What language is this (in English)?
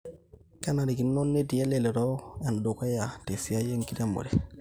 Masai